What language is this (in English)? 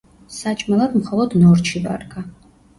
Georgian